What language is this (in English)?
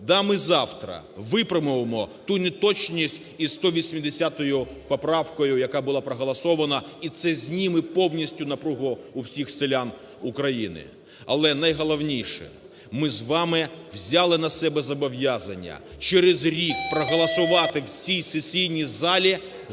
Ukrainian